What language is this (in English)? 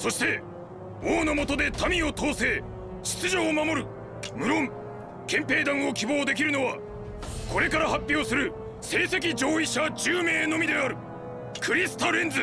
Japanese